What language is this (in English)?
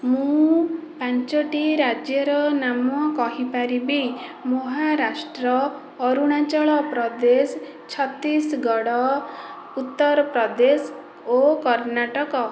Odia